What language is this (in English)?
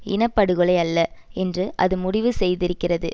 Tamil